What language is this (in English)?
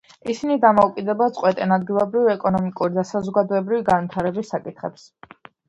Georgian